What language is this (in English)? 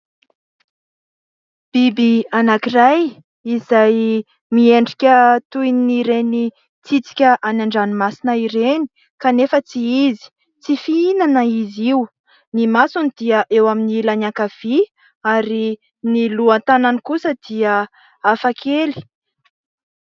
Malagasy